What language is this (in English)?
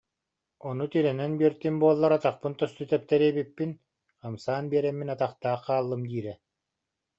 Yakut